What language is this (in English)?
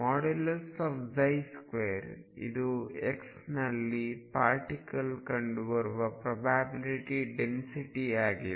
Kannada